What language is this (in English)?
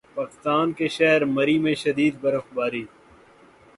Urdu